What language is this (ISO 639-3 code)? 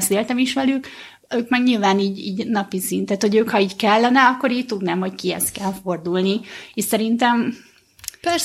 hun